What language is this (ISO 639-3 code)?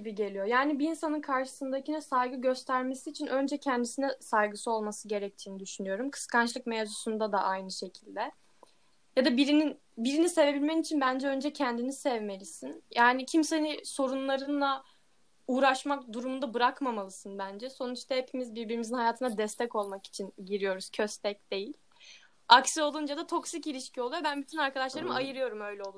tur